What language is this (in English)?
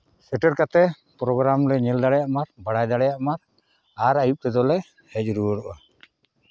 Santali